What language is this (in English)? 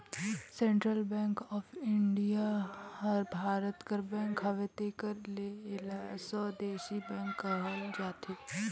Chhattisgarhi